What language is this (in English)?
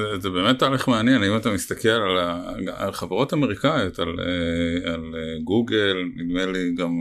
Hebrew